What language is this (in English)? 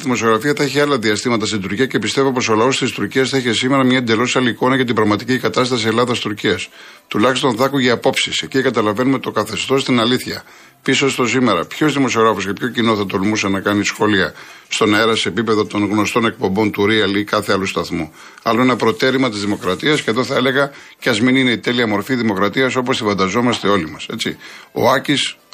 Greek